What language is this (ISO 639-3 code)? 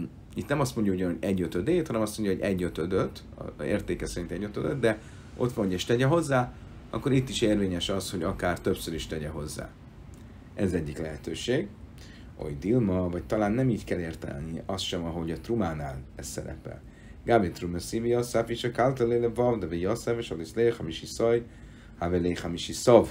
hun